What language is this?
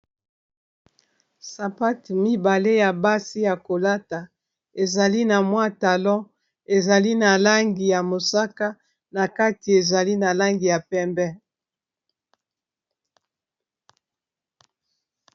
Lingala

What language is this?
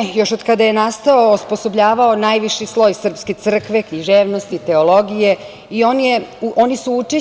Serbian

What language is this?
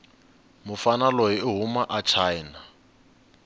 Tsonga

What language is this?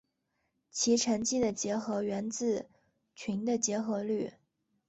Chinese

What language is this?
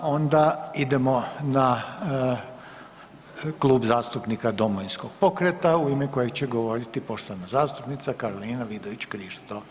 Croatian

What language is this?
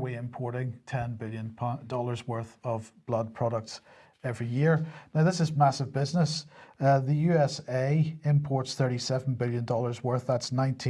English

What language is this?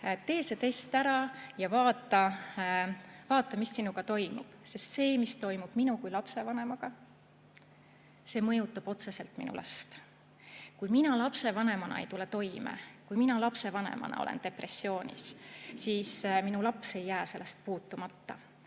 Estonian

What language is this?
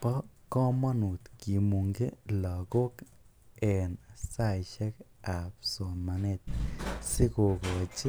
Kalenjin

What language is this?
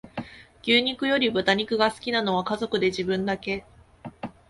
Japanese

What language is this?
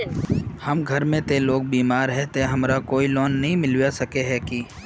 Magahi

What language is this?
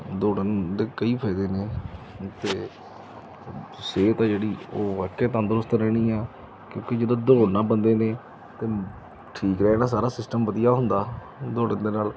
Punjabi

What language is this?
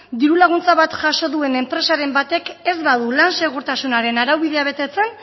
Basque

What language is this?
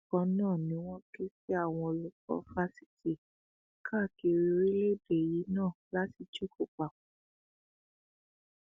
Yoruba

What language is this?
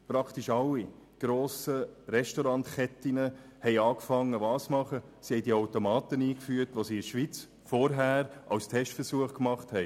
Swiss German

